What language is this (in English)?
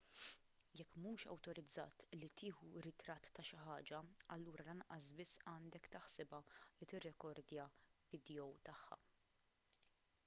Maltese